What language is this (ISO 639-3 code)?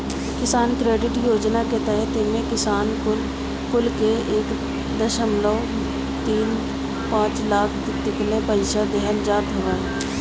bho